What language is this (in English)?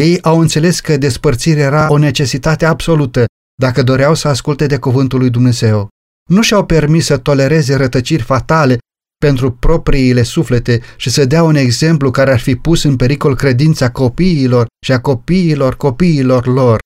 Romanian